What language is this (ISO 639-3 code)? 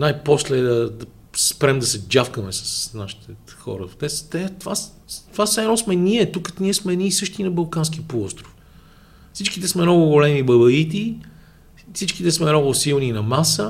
bul